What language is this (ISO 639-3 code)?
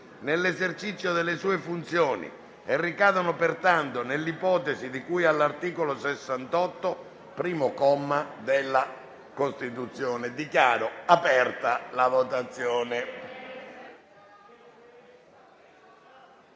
ita